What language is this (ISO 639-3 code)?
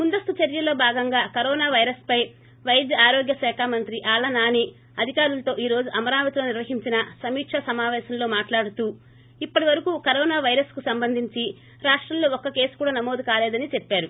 tel